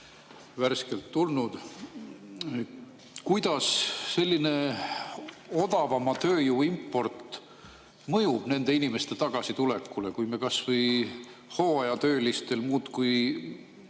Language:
Estonian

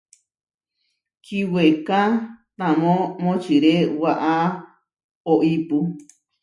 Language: Huarijio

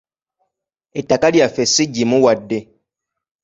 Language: Ganda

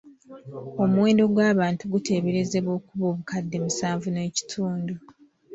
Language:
Ganda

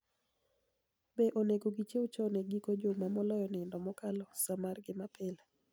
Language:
Luo (Kenya and Tanzania)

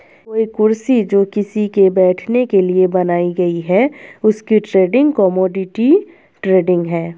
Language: Hindi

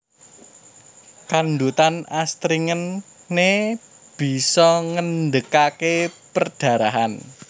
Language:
Javanese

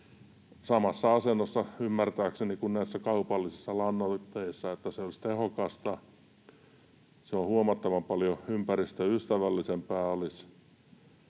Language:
Finnish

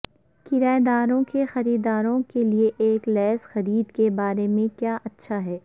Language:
Urdu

